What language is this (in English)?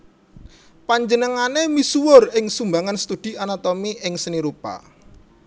Javanese